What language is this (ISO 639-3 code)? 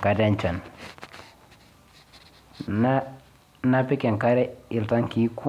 mas